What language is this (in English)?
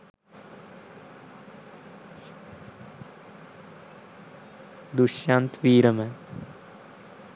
Sinhala